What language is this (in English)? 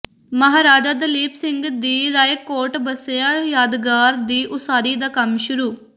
Punjabi